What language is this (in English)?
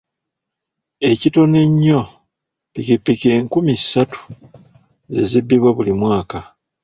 Ganda